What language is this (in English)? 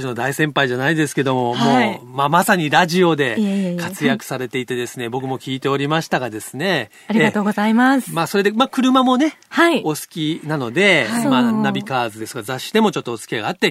Japanese